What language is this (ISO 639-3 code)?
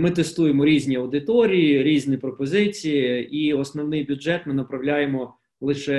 ukr